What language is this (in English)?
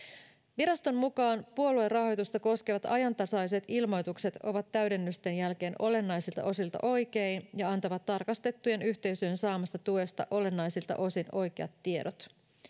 Finnish